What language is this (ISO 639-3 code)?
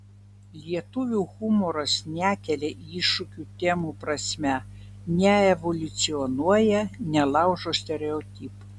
lit